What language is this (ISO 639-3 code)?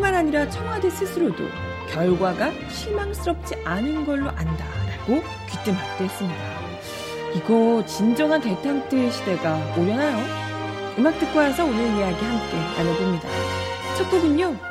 kor